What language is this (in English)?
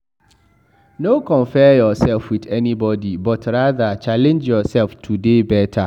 Nigerian Pidgin